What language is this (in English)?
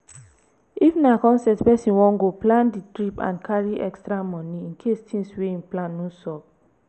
Nigerian Pidgin